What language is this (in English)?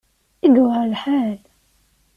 Kabyle